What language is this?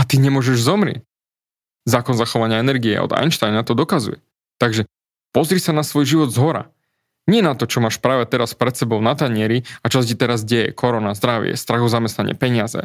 Slovak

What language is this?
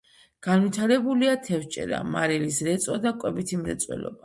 Georgian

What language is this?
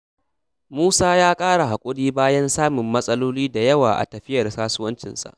Hausa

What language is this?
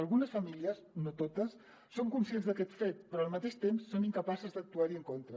Catalan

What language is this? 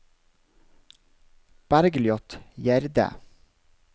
Norwegian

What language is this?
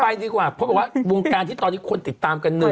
Thai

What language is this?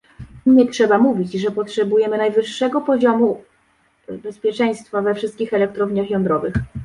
Polish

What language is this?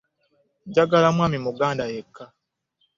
Ganda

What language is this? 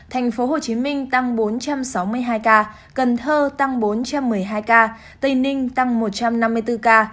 Vietnamese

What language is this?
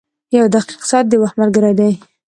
Pashto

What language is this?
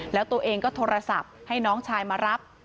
Thai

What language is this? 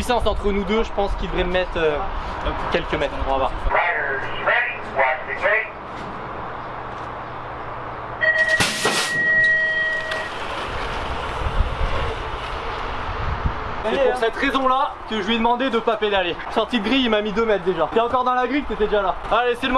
French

